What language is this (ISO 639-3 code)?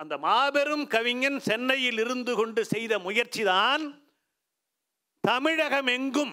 tam